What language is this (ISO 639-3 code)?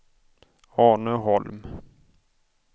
swe